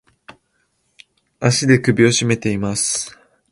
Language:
Japanese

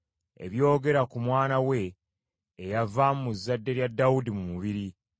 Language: Ganda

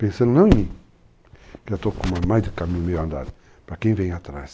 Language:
Portuguese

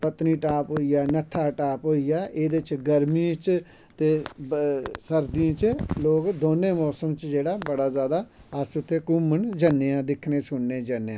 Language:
Dogri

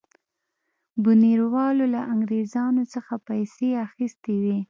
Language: Pashto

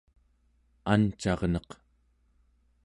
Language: Central Yupik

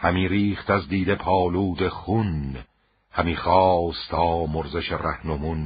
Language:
Persian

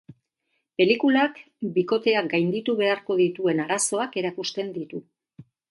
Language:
Basque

